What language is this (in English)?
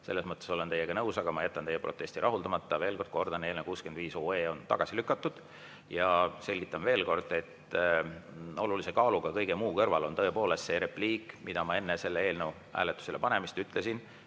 Estonian